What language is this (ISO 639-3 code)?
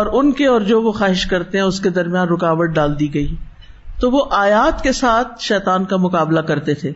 urd